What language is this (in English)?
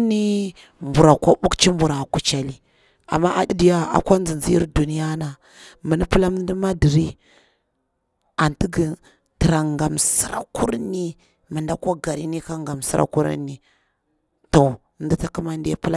Bura-Pabir